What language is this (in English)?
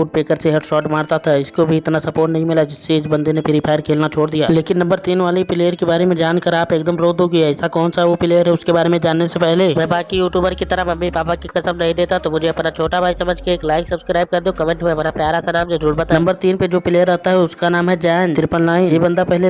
Hindi